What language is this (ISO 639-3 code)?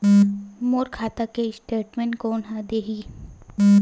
hne